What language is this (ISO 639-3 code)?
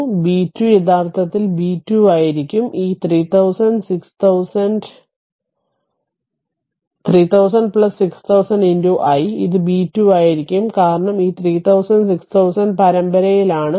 mal